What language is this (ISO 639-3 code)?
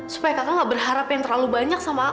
ind